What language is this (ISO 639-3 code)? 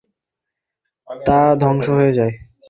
ben